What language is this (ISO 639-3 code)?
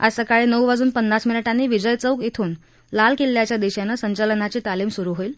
mar